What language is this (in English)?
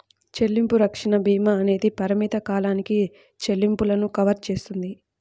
Telugu